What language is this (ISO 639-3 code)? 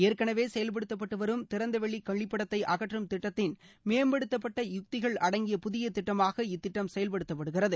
tam